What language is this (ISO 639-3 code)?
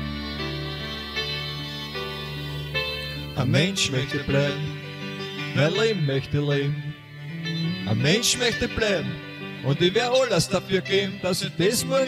bul